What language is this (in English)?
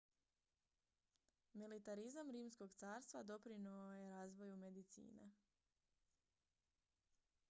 Croatian